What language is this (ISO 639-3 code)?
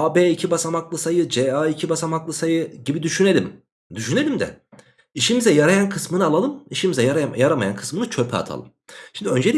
tur